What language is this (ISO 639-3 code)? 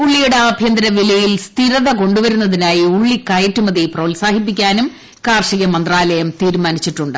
mal